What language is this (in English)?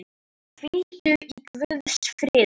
Icelandic